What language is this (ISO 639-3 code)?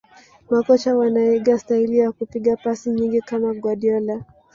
swa